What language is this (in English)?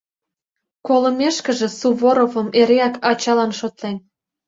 Mari